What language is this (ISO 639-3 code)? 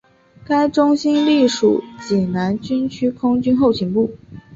zho